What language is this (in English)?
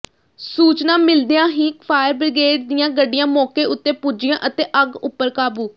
Punjabi